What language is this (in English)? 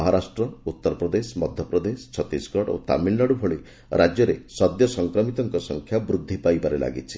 Odia